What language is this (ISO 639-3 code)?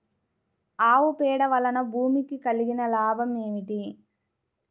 tel